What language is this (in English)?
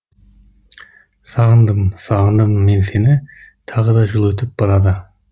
Kazakh